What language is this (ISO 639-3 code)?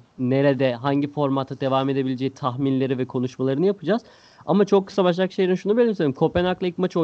tur